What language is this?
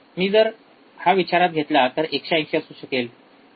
Marathi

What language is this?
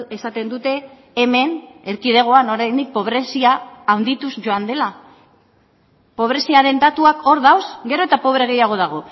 Basque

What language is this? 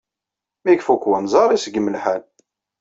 Kabyle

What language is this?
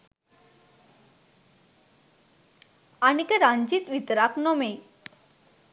Sinhala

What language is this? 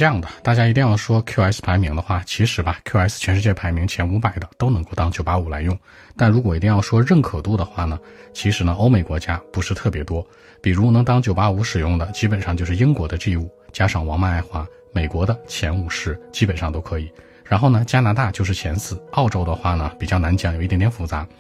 Chinese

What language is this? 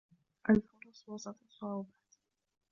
Arabic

